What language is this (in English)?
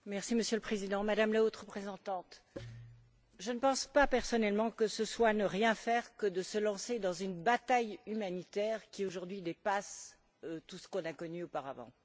French